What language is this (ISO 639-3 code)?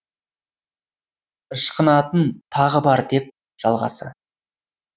kaz